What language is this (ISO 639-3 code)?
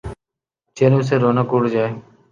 urd